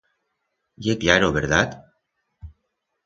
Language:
Aragonese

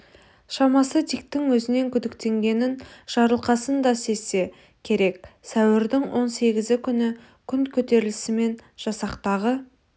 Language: Kazakh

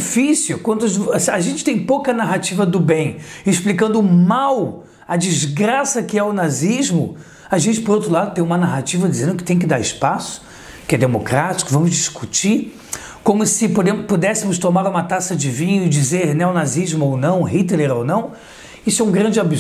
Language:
Portuguese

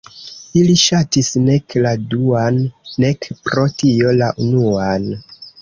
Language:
Esperanto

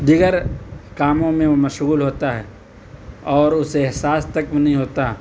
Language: Urdu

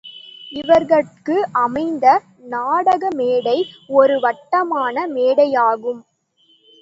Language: Tamil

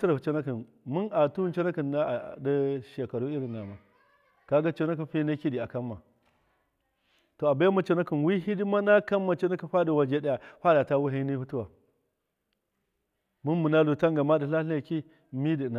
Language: Miya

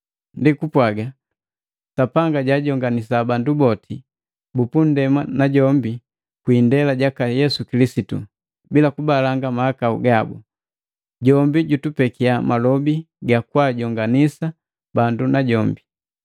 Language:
Matengo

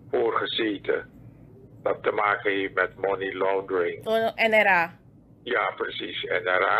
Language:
Dutch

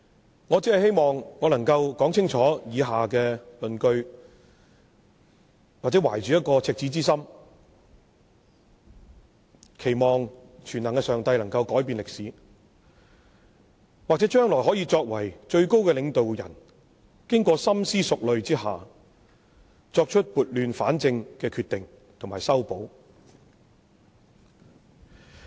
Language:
Cantonese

